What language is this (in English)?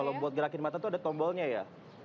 Indonesian